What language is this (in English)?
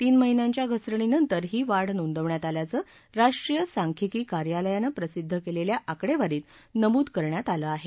Marathi